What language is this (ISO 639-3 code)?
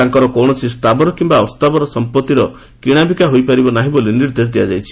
ori